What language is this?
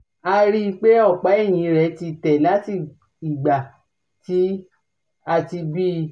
Yoruba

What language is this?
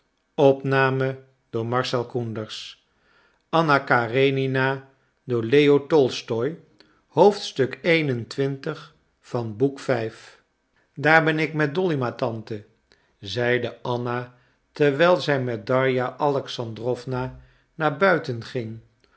Dutch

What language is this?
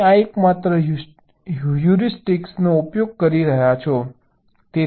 Gujarati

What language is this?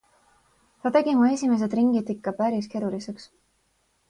Estonian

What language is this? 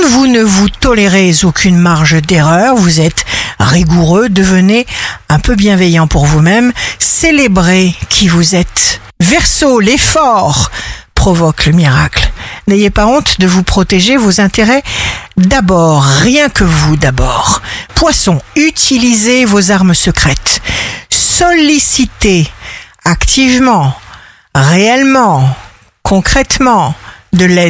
French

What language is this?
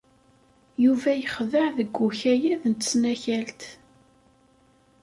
Kabyle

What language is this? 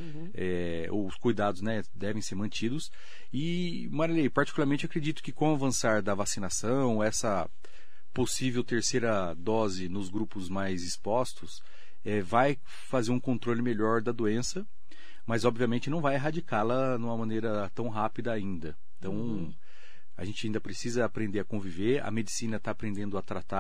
Portuguese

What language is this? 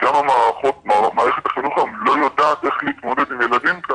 Hebrew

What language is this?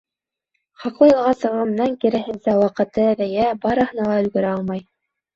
Bashkir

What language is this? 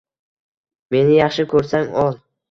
Uzbek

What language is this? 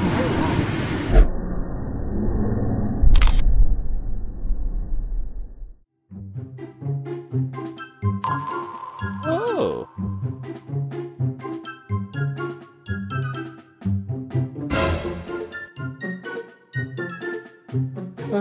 German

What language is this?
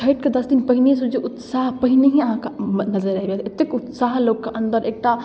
Maithili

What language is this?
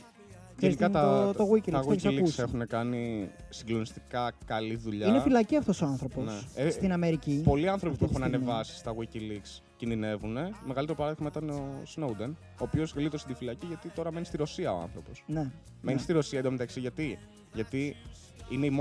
Greek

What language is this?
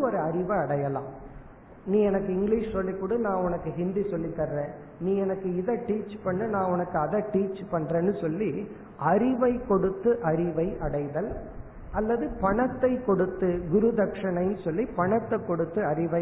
Tamil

